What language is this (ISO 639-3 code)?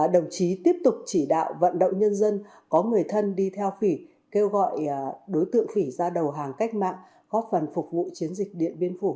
vie